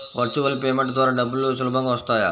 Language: Telugu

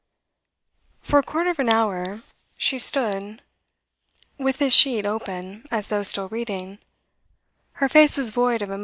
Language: English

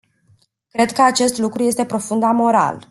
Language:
Romanian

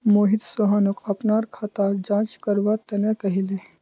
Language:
Magahi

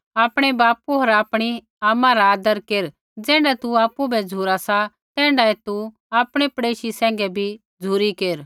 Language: Kullu Pahari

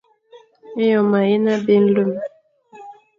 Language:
Fang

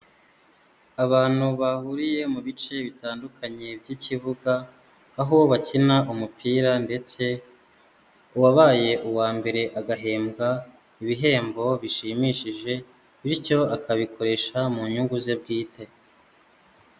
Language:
Kinyarwanda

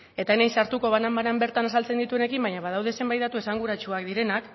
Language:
Basque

